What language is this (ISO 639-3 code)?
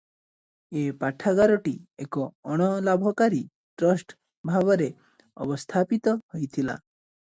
ori